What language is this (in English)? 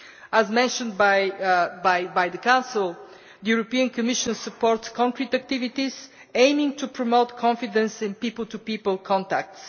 English